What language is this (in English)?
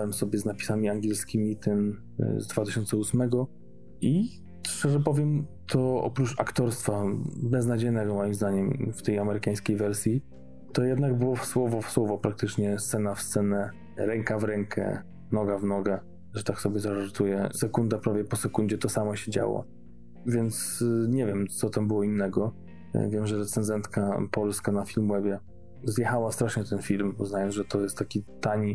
Polish